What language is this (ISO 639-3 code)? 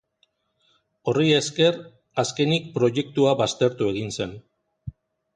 eus